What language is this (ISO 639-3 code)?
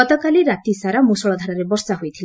ori